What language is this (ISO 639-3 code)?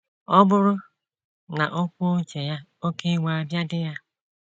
ibo